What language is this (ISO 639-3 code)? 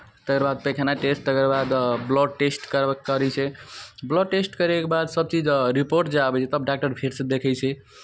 mai